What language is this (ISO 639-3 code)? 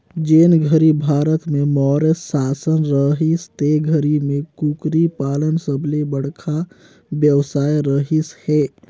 hne